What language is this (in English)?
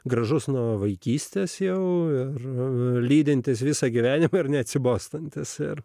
Lithuanian